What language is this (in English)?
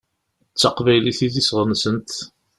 Kabyle